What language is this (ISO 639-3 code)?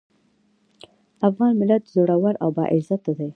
pus